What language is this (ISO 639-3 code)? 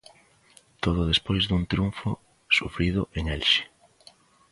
glg